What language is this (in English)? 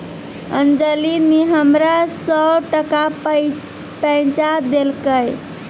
Maithili